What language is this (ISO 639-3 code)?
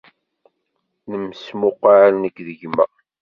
kab